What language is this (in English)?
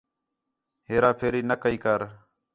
Khetrani